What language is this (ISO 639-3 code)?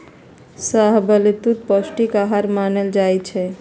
mag